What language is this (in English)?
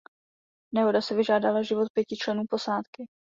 Czech